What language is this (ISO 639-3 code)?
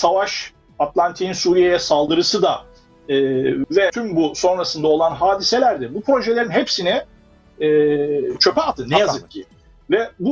tur